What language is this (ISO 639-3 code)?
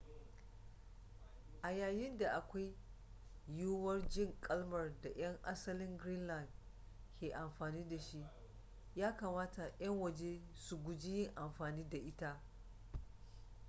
hau